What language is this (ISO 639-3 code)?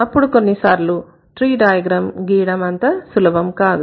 tel